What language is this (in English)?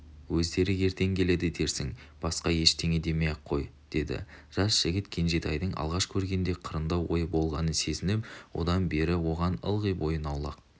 Kazakh